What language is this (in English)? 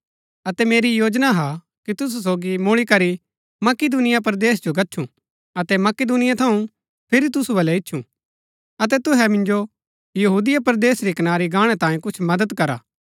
Gaddi